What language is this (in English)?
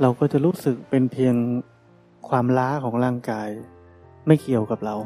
Thai